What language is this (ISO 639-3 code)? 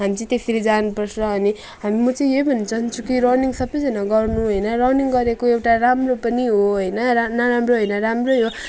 nep